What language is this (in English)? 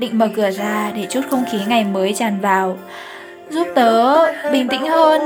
Vietnamese